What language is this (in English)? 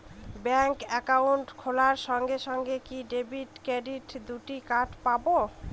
Bangla